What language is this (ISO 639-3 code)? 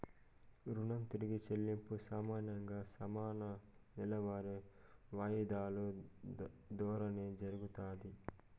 tel